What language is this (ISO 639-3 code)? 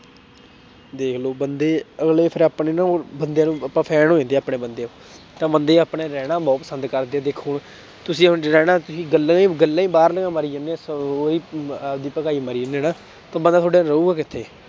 pan